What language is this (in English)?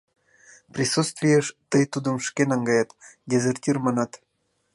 Mari